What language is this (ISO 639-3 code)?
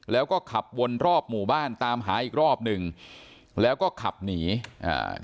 tha